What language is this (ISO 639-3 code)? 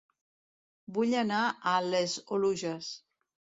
cat